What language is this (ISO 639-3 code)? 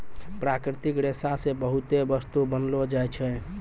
mai